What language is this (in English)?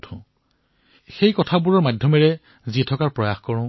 Assamese